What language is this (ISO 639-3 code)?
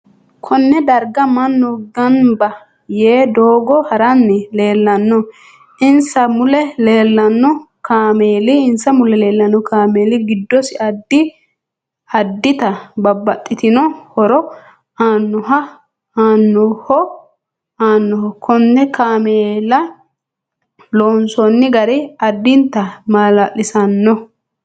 sid